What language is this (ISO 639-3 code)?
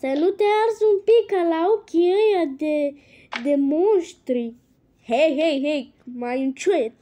ron